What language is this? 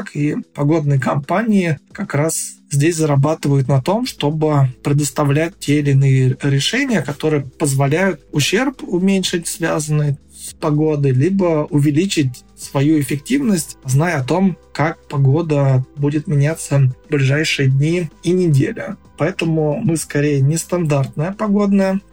Russian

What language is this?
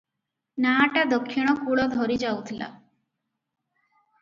Odia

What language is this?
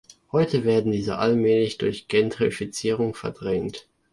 German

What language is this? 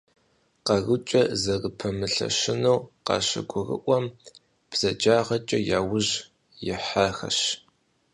Kabardian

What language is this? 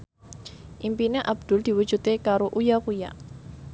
Javanese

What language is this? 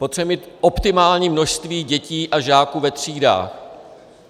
Czech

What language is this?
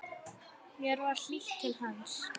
Icelandic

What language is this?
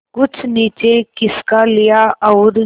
Hindi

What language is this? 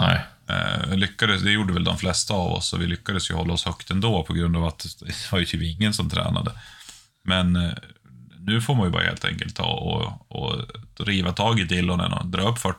Swedish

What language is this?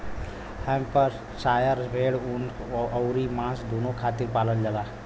Bhojpuri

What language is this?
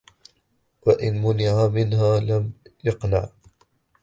Arabic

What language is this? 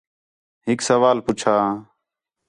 Khetrani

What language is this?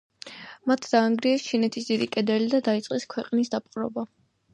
Georgian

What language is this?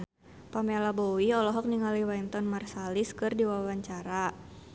Sundanese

